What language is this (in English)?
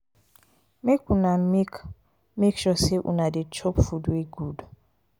Nigerian Pidgin